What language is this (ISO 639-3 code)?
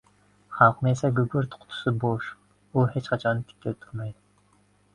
uzb